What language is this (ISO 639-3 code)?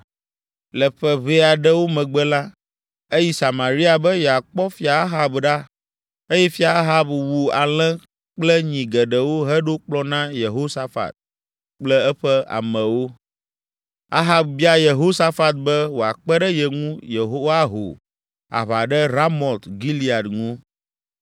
ewe